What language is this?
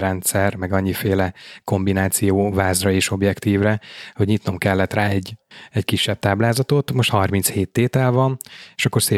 Hungarian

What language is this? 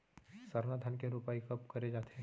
Chhattisgarhi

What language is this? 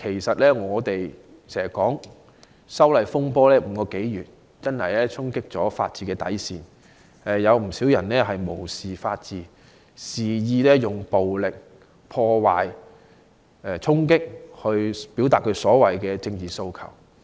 Cantonese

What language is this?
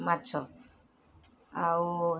Odia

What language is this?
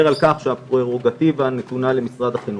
Hebrew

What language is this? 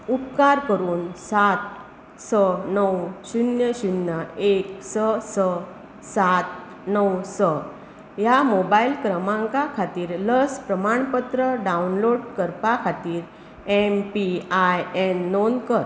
Konkani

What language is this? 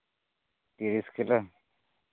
Santali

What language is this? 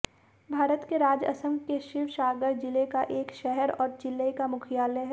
Hindi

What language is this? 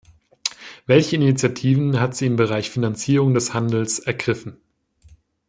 German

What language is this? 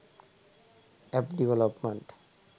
Sinhala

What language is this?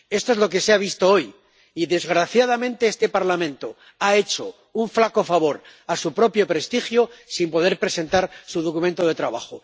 Spanish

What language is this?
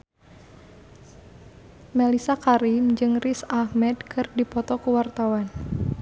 Sundanese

